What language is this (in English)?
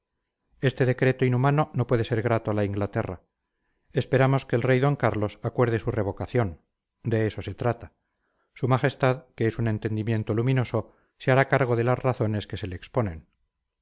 Spanish